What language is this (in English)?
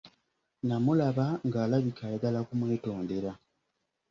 Ganda